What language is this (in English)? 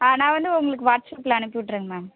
Tamil